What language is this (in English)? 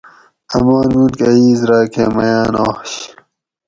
Gawri